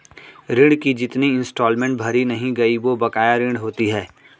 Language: Hindi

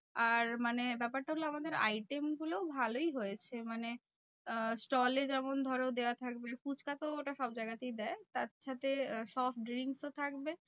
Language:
Bangla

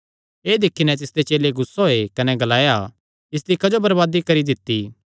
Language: Kangri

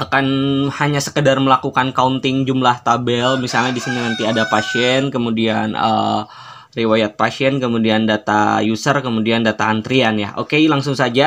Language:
Indonesian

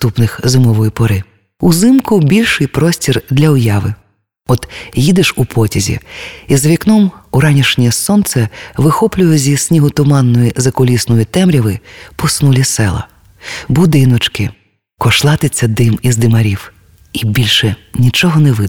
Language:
Ukrainian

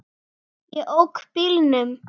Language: Icelandic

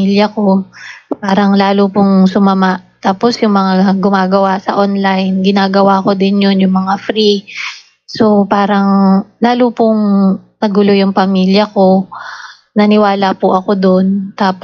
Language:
Filipino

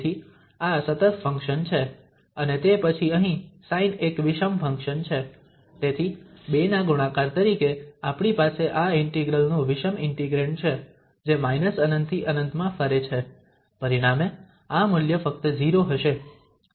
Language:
Gujarati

